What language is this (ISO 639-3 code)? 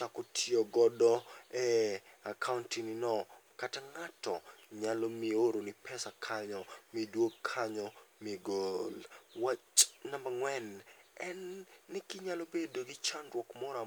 luo